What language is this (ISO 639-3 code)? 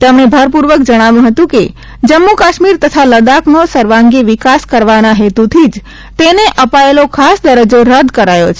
guj